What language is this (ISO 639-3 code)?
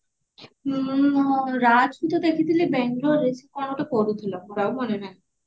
ori